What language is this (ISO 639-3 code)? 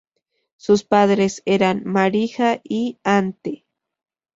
spa